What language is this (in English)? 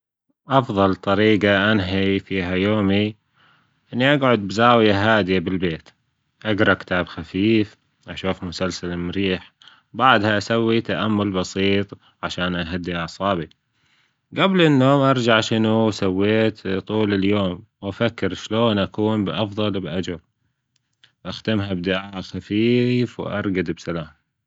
Gulf Arabic